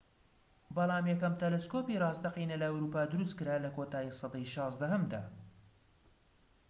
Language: Central Kurdish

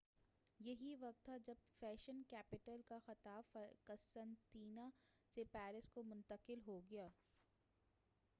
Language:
Urdu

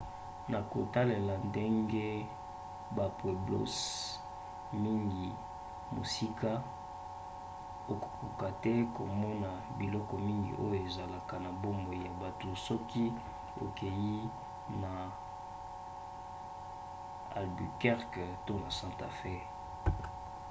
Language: Lingala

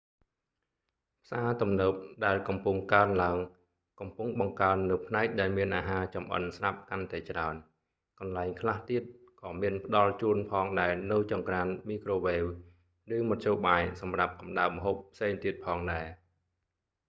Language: Khmer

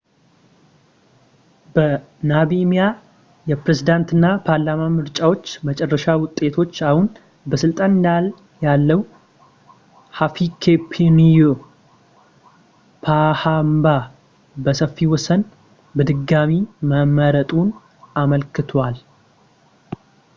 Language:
Amharic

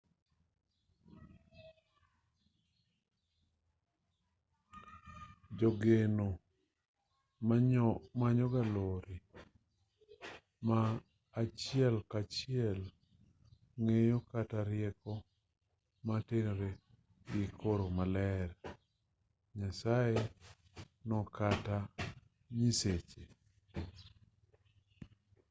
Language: Luo (Kenya and Tanzania)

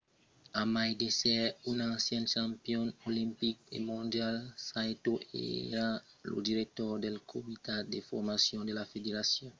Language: Occitan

